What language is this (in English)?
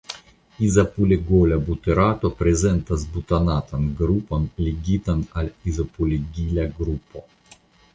Esperanto